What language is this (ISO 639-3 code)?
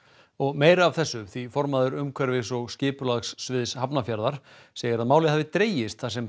isl